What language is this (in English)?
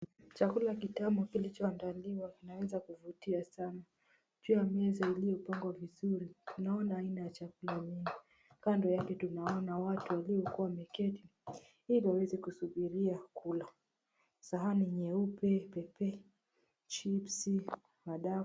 Swahili